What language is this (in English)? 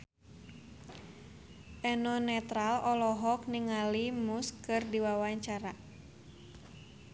Sundanese